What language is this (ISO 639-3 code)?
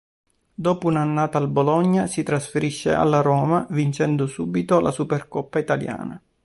ita